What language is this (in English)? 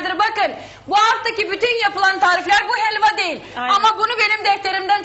Turkish